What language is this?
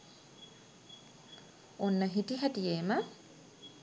Sinhala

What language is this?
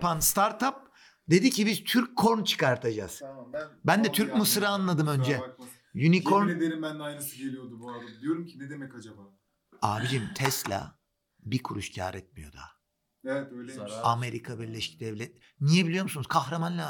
Turkish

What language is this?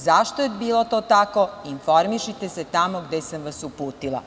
Serbian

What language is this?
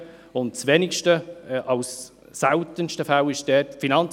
Swiss German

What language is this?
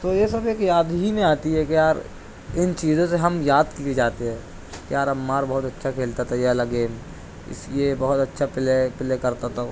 Urdu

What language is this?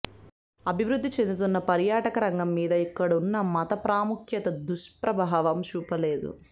Telugu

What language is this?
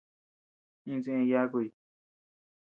Tepeuxila Cuicatec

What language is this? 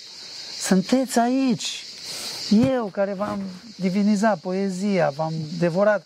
Romanian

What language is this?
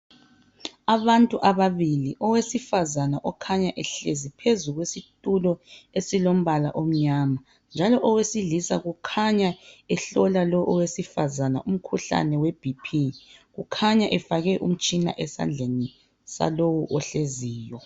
North Ndebele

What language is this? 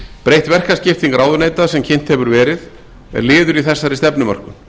Icelandic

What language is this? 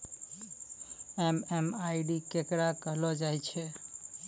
Maithili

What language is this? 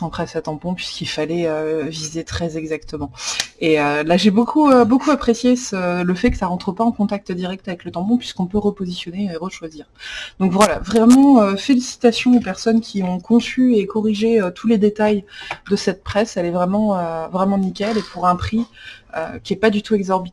French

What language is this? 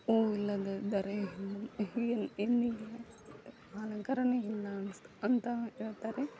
Kannada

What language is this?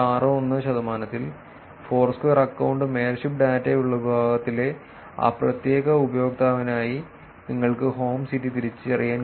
Malayalam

